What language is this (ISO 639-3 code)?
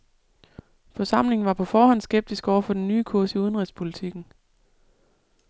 dan